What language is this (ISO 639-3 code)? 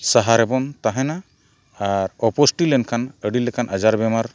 sat